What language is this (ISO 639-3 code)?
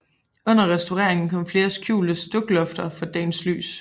dan